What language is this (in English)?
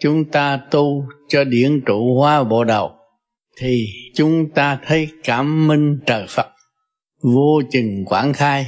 Vietnamese